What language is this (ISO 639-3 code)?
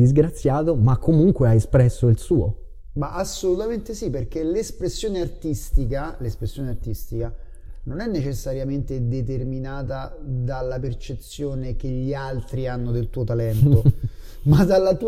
ita